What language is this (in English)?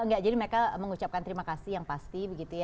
Indonesian